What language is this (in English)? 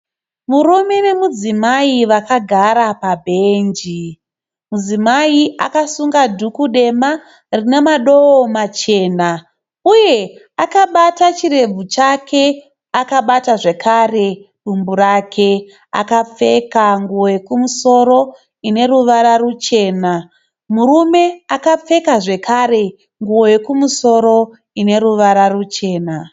Shona